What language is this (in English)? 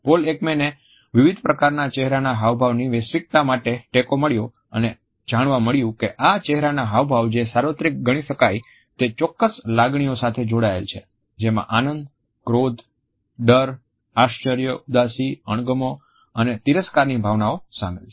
Gujarati